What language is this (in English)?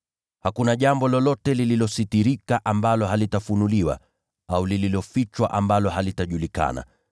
Swahili